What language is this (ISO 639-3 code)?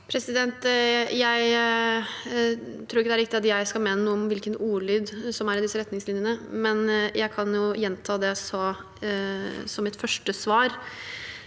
nor